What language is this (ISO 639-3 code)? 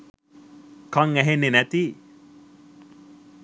sin